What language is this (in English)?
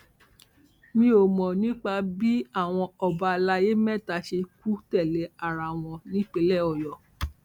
Yoruba